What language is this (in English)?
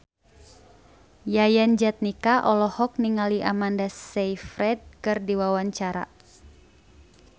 Sundanese